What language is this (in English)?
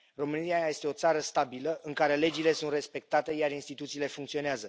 Romanian